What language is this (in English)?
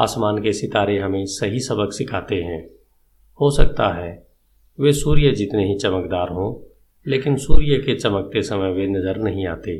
Hindi